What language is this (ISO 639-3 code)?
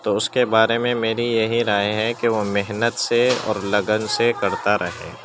urd